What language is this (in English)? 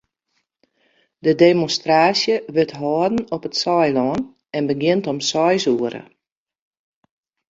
Western Frisian